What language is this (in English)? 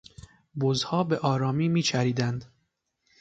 Persian